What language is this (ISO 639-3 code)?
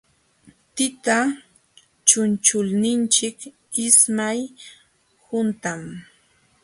qxw